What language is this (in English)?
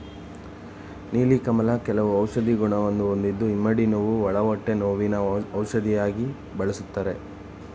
Kannada